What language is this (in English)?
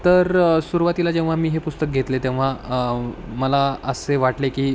Marathi